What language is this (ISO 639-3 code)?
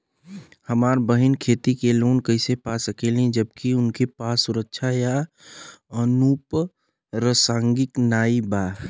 bho